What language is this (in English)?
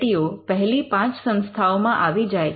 Gujarati